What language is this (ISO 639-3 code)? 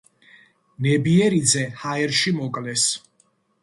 kat